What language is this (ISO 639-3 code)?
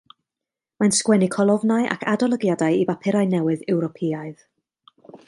cym